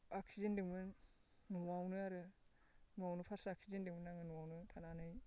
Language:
Bodo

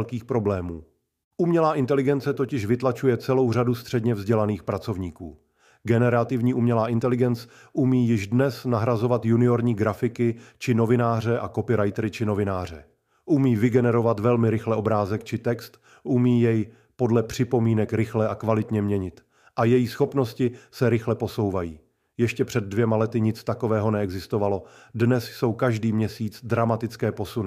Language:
Czech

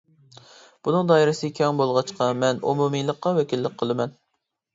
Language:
Uyghur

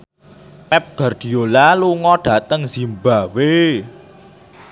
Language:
Javanese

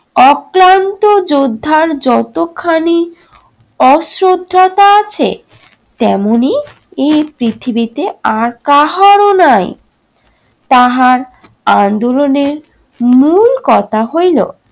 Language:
Bangla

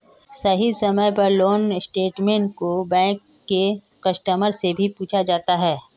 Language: Magahi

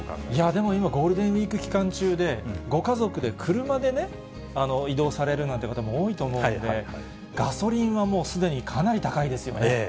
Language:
Japanese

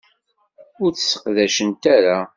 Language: Kabyle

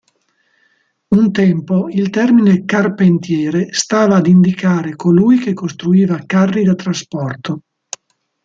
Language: Italian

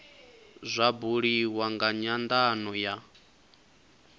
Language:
Venda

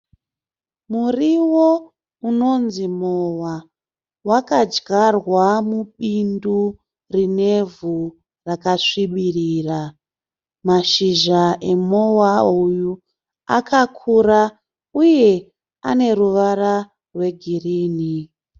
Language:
Shona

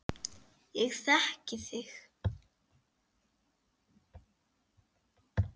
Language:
Icelandic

